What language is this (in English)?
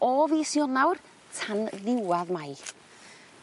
Welsh